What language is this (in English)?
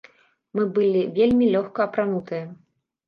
Belarusian